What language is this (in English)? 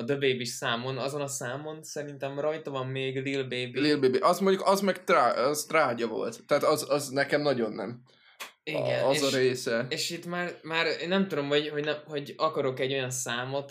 Hungarian